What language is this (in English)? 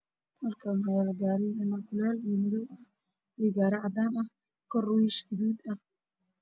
Somali